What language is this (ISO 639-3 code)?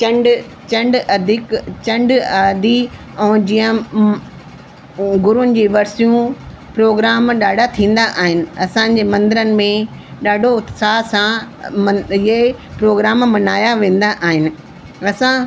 snd